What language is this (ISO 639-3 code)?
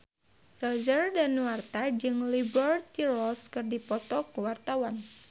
sun